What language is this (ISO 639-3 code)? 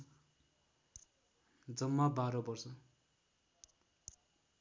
nep